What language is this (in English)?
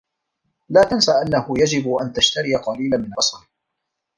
Arabic